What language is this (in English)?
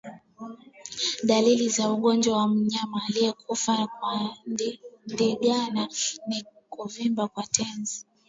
Swahili